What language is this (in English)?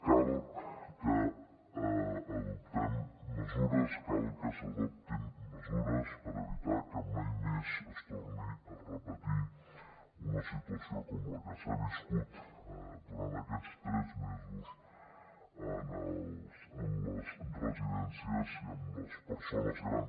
Catalan